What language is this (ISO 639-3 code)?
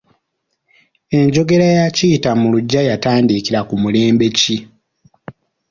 lug